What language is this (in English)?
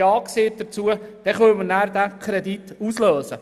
Swiss German